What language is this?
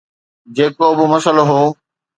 Sindhi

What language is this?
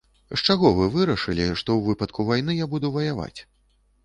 Belarusian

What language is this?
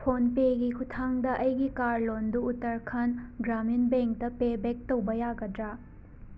Manipuri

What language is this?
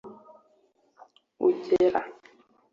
Kinyarwanda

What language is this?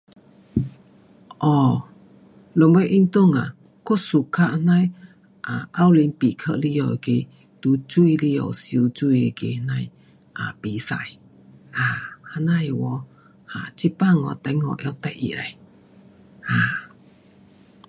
Pu-Xian Chinese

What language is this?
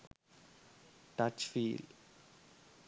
Sinhala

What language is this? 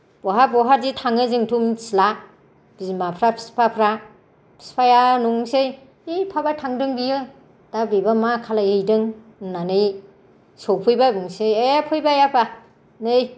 Bodo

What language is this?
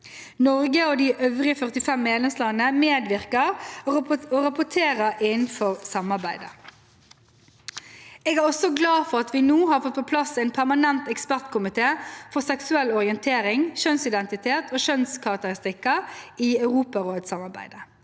Norwegian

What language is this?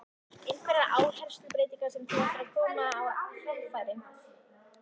Icelandic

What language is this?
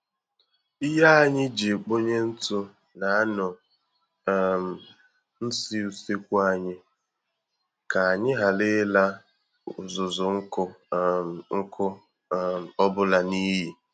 Igbo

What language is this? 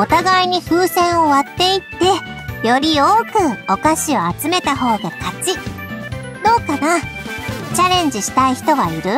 Japanese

